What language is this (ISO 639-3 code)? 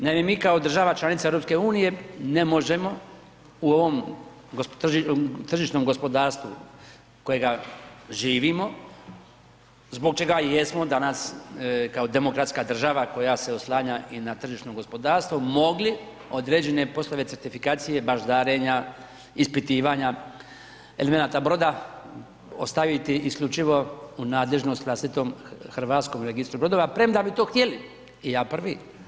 hrv